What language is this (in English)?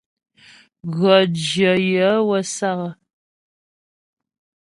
Ghomala